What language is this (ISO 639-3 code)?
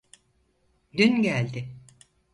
tur